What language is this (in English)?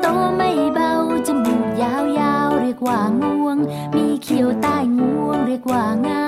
Thai